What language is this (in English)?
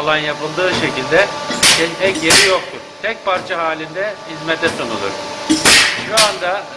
Turkish